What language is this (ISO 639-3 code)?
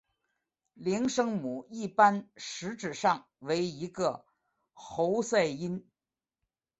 zho